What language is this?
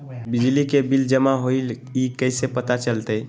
Magahi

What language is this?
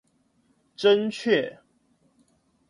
Chinese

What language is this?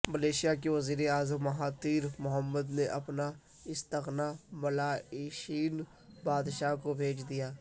Urdu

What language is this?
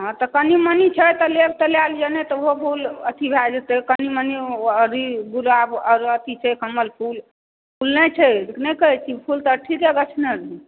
Maithili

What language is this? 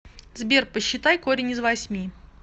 Russian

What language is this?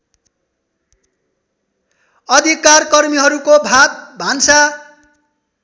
Nepali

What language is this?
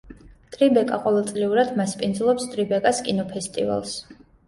Georgian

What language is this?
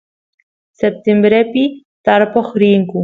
Santiago del Estero Quichua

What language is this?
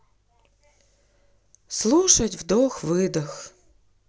Russian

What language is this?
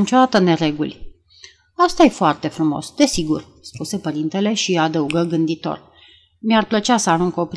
Romanian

